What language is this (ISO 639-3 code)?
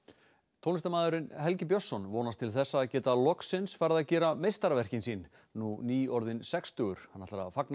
isl